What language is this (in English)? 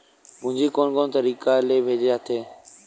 Chhattisgarhi